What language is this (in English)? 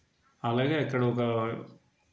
Telugu